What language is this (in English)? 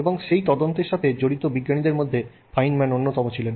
Bangla